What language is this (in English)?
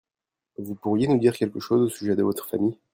French